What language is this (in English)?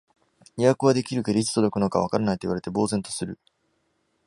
Japanese